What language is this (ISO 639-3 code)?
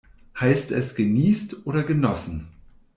deu